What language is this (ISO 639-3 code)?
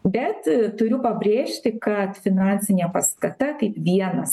lit